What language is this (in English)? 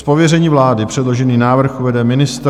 Czech